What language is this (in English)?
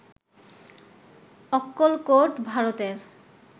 Bangla